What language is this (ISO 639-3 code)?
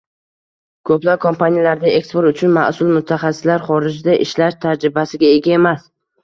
uzb